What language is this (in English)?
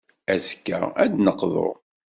Kabyle